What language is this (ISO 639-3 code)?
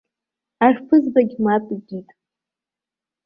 abk